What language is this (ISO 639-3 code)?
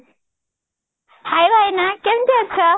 ori